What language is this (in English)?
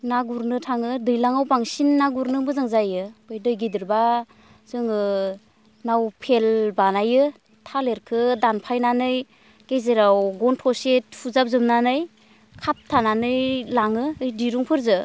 Bodo